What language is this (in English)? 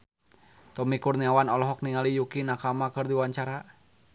Sundanese